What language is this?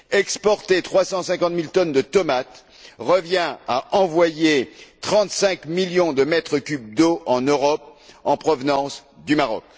French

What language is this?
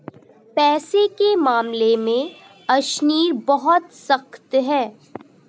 Hindi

